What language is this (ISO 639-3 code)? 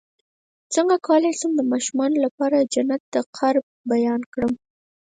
pus